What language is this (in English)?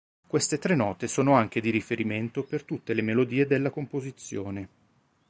Italian